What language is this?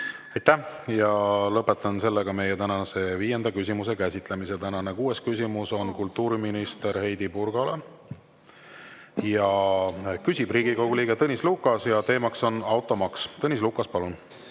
Estonian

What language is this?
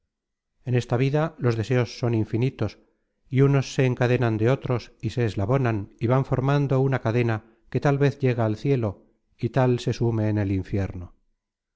Spanish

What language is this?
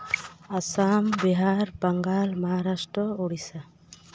Santali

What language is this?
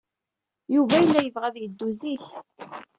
Kabyle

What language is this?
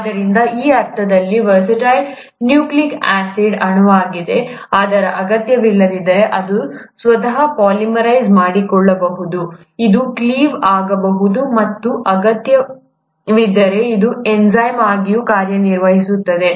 Kannada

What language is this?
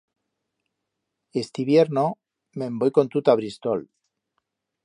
Aragonese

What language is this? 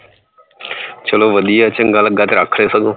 Punjabi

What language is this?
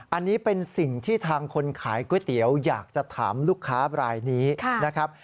Thai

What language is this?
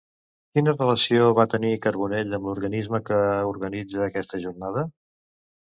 Catalan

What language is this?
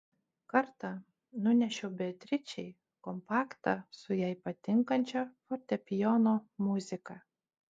Lithuanian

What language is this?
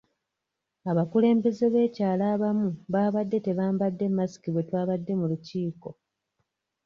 Ganda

